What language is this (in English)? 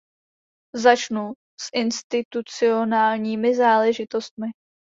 Czech